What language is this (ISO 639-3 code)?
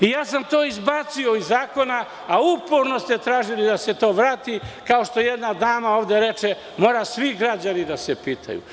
srp